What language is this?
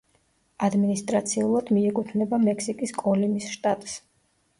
Georgian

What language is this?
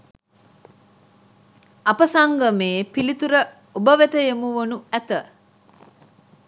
Sinhala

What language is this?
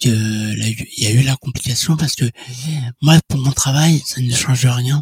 French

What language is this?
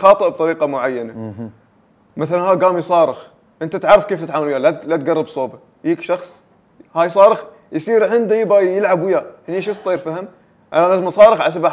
Arabic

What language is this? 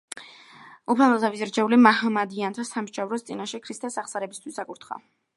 Georgian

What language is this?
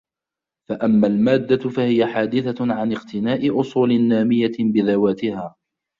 Arabic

